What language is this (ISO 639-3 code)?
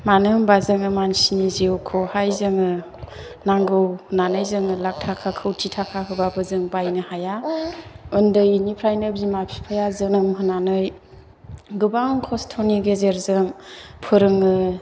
brx